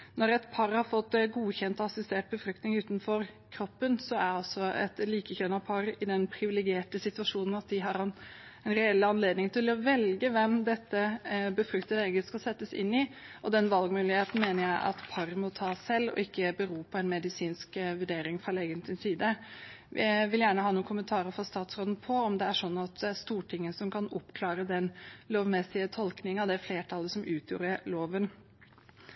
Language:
Norwegian Bokmål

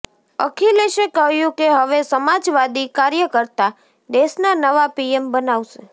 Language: Gujarati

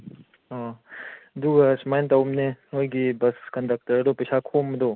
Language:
Manipuri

